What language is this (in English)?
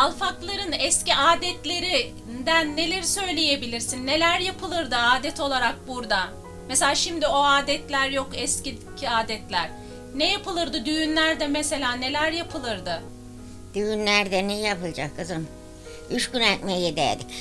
Turkish